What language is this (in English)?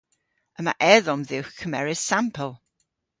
Cornish